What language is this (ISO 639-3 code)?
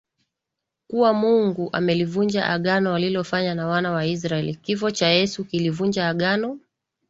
swa